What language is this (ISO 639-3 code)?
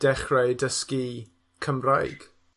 cym